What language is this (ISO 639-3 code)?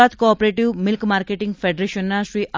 guj